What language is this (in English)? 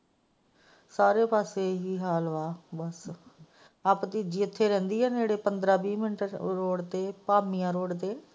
Punjabi